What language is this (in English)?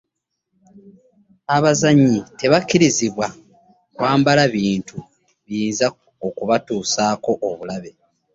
Ganda